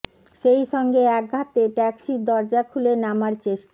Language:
Bangla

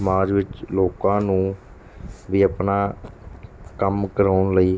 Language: Punjabi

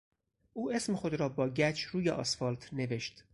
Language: Persian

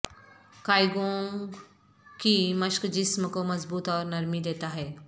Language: Urdu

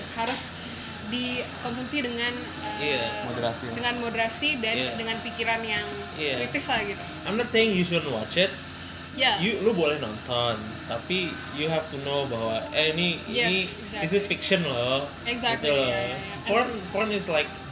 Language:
Indonesian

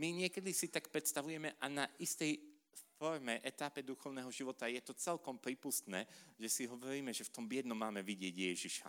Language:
Slovak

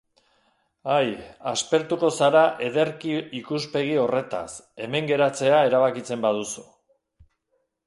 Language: Basque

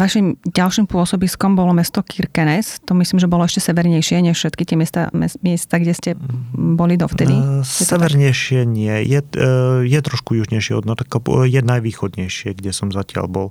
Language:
Slovak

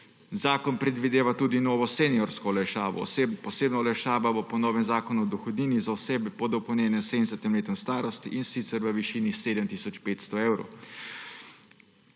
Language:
Slovenian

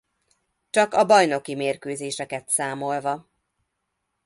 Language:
Hungarian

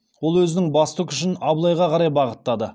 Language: Kazakh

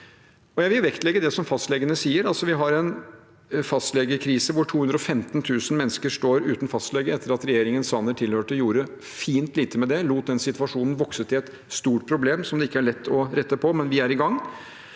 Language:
Norwegian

